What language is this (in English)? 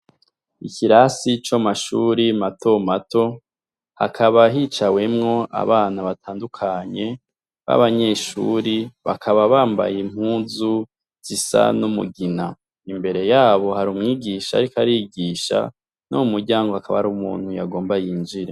Rundi